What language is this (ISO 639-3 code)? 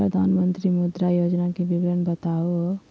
mag